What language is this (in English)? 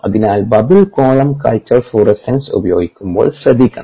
Malayalam